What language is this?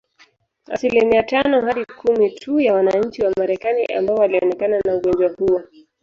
Swahili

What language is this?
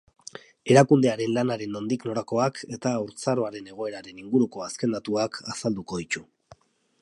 Basque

